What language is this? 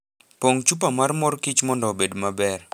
Luo (Kenya and Tanzania)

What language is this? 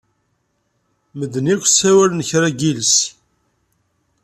Kabyle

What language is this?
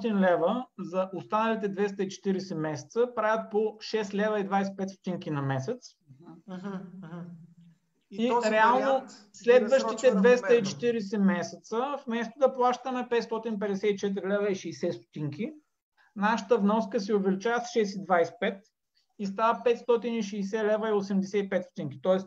Bulgarian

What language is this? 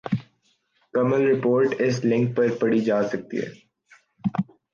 Urdu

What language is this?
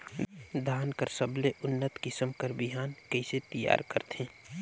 Chhattisgarhi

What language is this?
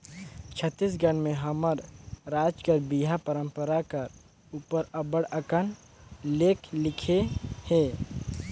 Chhattisgarhi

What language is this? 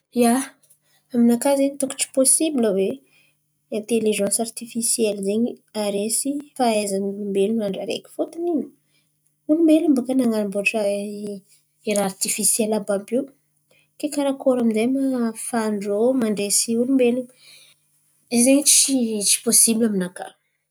Antankarana Malagasy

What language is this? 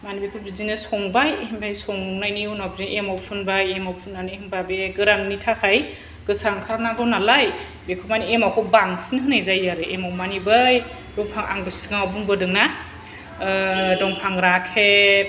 Bodo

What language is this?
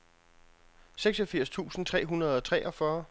Danish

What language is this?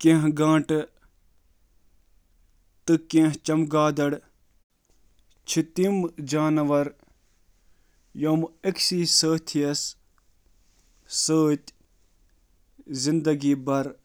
Kashmiri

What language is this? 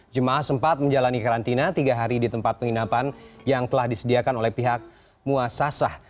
Indonesian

